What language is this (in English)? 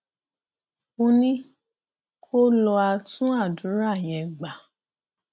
Yoruba